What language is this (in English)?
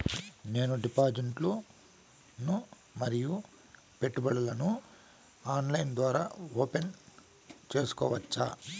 Telugu